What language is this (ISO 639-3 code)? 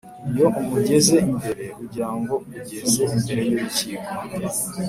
kin